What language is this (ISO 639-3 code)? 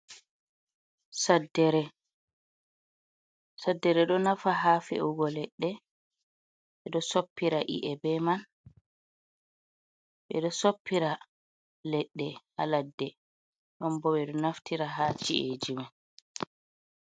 ful